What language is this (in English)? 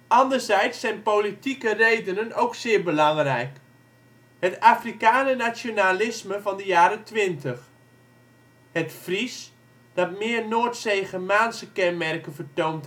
Dutch